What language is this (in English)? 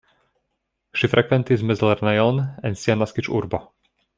Esperanto